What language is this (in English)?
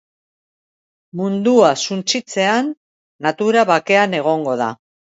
Basque